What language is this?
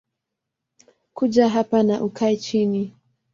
Swahili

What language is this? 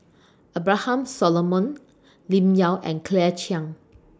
English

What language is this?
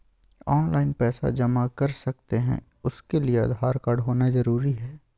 Magahi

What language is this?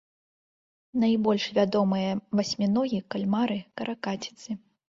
Belarusian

